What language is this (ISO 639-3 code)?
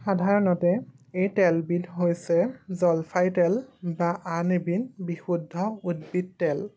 asm